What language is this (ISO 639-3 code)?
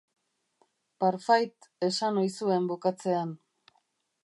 eus